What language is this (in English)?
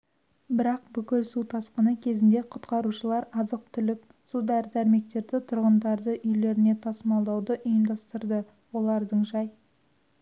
Kazakh